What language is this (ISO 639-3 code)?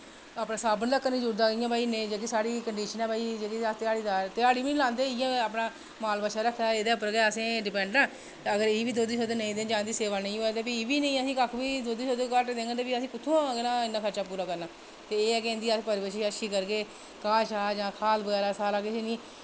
doi